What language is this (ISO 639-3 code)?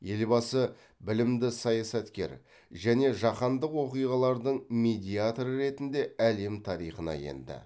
kaz